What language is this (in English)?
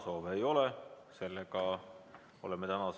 Estonian